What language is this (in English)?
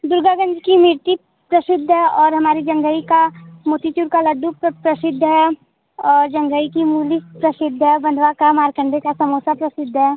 Hindi